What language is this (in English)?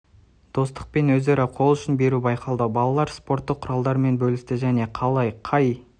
Kazakh